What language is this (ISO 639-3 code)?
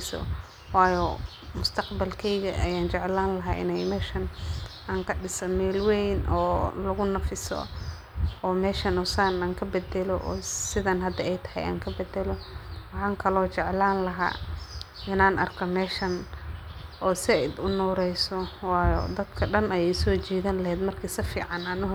som